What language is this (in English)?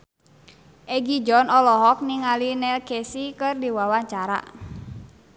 Sundanese